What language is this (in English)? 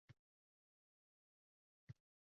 Uzbek